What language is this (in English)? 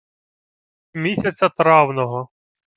Ukrainian